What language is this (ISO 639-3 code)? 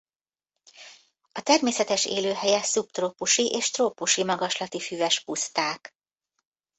hun